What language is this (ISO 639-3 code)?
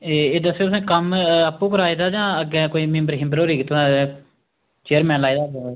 doi